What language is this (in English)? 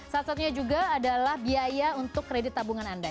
Indonesian